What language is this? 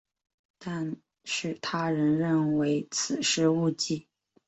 Chinese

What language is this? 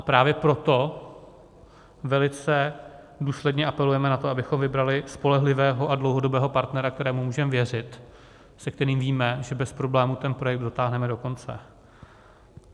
Czech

